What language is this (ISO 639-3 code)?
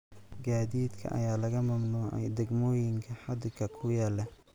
som